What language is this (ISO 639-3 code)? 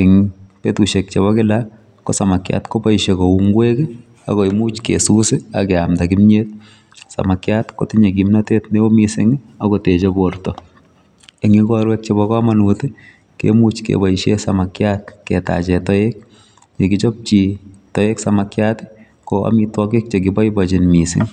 kln